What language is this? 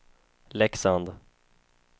Swedish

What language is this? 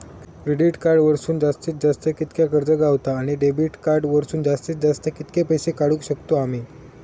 Marathi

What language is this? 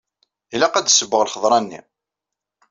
Kabyle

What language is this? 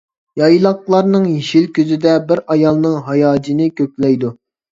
Uyghur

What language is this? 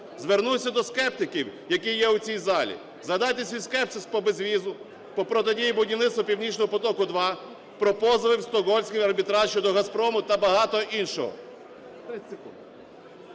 Ukrainian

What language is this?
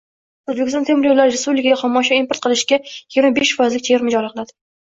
Uzbek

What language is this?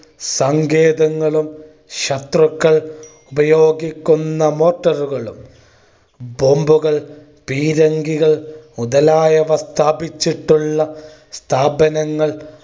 Malayalam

